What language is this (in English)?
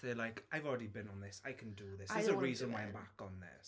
English